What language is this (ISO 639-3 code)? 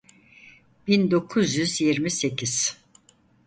tur